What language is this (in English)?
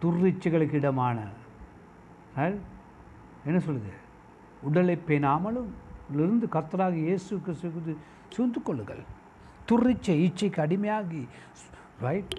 Tamil